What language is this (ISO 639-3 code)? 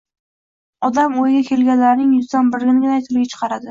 uzb